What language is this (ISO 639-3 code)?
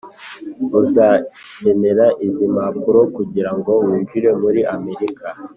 kin